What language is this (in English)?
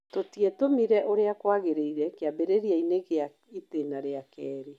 Kikuyu